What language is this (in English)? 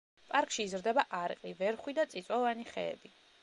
Georgian